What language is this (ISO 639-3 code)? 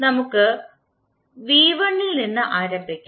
mal